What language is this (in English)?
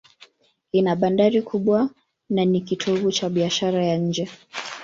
Swahili